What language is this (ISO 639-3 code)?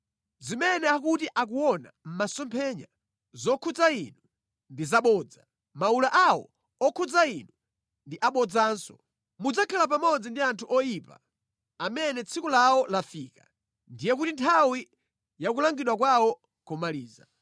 nya